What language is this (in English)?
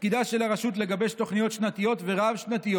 Hebrew